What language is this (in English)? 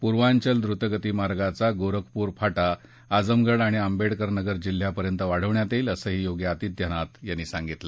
Marathi